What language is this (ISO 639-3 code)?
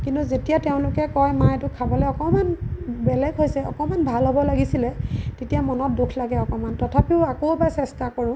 asm